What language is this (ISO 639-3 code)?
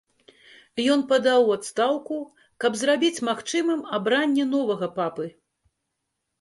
bel